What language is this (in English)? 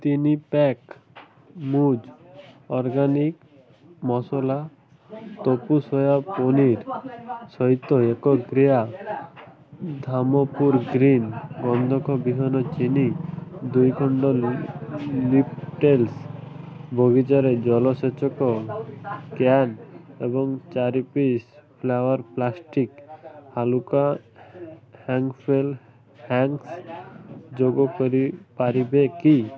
Odia